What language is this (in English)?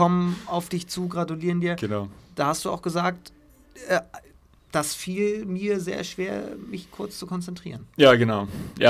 German